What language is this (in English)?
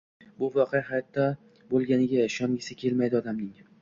Uzbek